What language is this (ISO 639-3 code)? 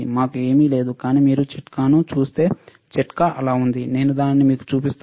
tel